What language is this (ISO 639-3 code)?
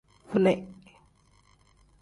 kdh